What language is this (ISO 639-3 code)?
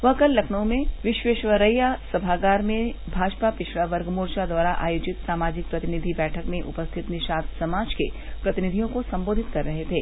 hin